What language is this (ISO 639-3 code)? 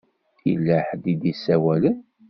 kab